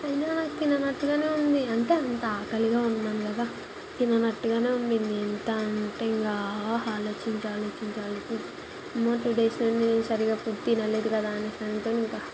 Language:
Telugu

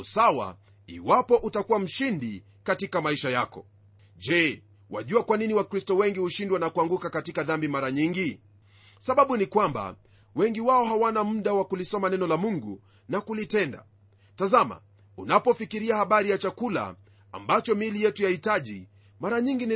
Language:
Swahili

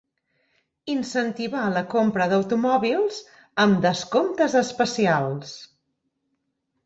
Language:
Catalan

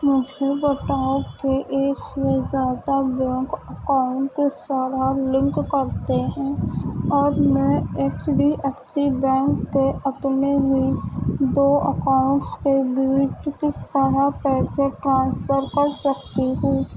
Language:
Urdu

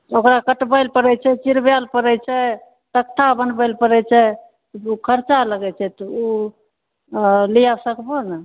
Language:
Maithili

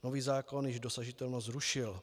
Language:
Czech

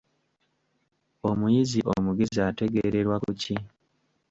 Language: Ganda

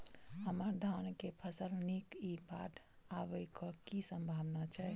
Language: Maithili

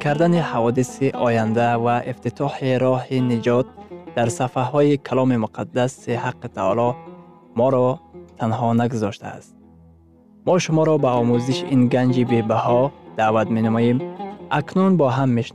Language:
Persian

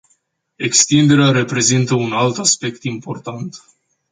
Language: Romanian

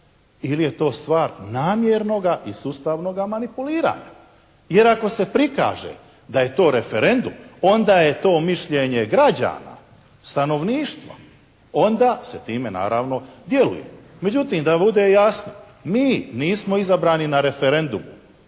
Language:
Croatian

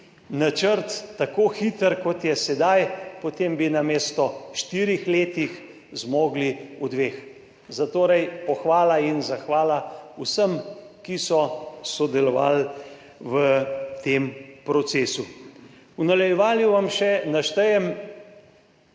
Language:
Slovenian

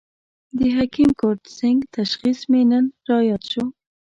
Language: Pashto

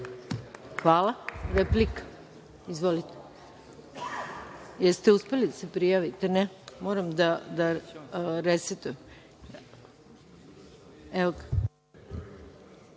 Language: Serbian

